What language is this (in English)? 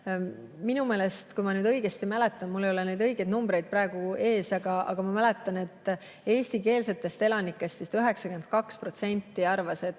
Estonian